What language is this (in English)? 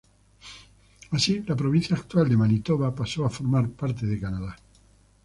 Spanish